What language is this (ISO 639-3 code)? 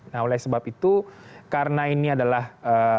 ind